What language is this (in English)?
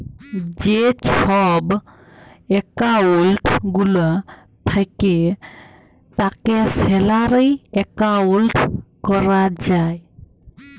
Bangla